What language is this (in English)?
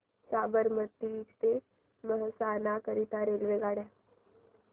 Marathi